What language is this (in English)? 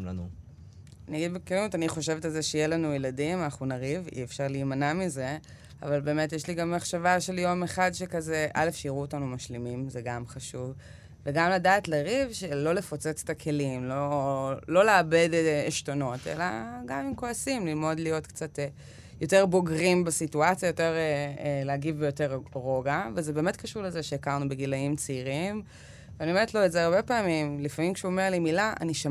Hebrew